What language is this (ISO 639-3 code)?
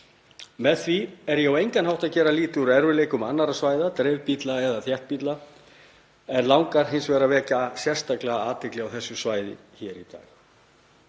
isl